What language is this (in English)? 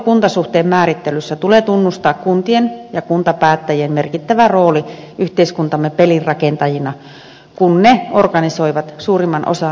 Finnish